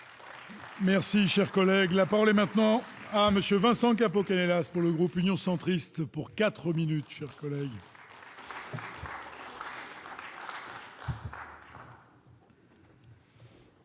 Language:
French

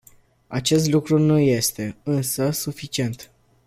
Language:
Romanian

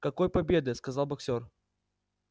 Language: Russian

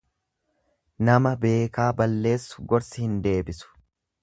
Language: Oromo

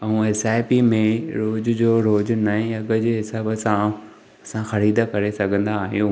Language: Sindhi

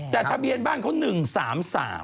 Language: Thai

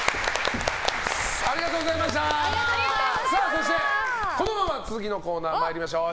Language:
Japanese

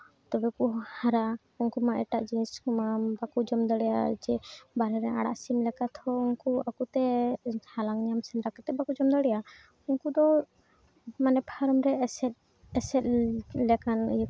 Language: Santali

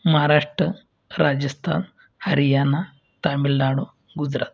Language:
Marathi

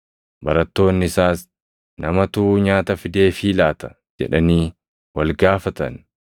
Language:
Oromo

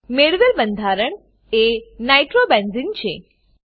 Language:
Gujarati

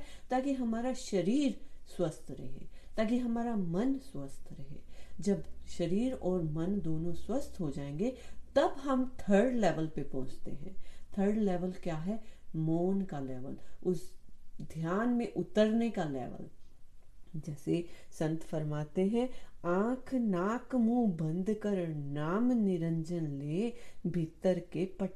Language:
Hindi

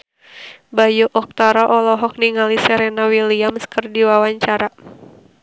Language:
Sundanese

